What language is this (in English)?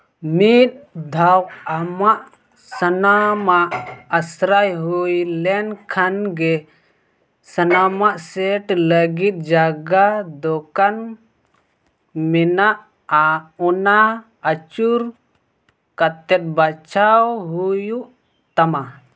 Santali